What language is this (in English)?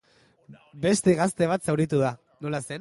Basque